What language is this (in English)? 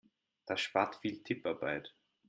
German